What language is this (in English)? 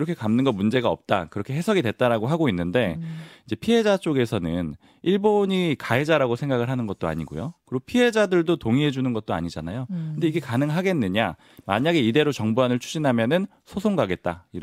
Korean